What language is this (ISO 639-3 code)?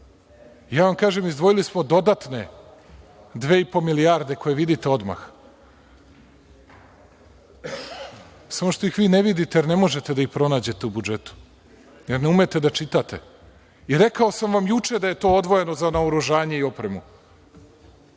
srp